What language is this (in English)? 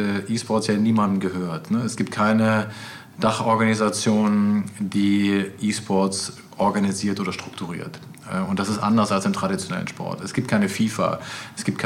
German